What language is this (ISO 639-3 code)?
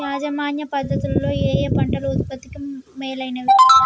tel